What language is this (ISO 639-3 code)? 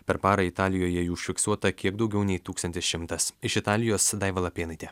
lit